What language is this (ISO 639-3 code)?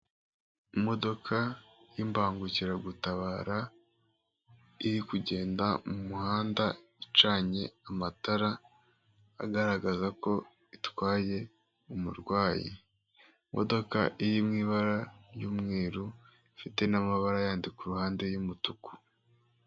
kin